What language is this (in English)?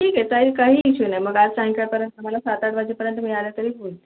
Marathi